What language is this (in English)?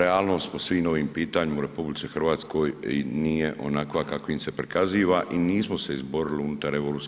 Croatian